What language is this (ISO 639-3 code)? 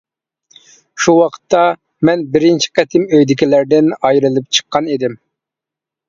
uig